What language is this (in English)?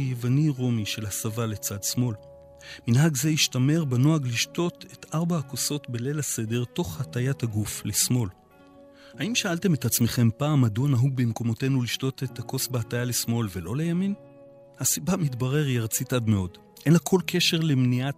Hebrew